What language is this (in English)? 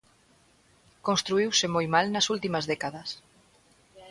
Galician